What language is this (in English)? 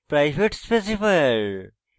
Bangla